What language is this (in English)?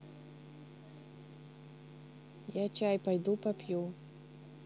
Russian